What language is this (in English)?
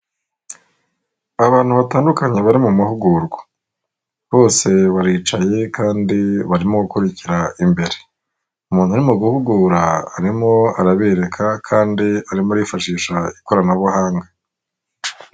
Kinyarwanda